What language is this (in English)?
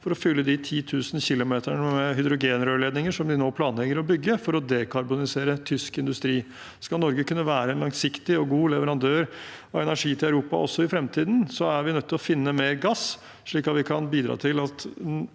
Norwegian